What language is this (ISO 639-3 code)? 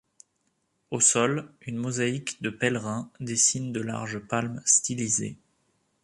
fra